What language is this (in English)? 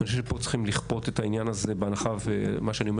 Hebrew